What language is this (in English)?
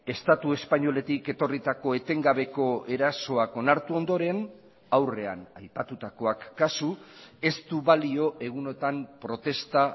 Basque